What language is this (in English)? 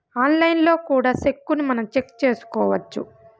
Telugu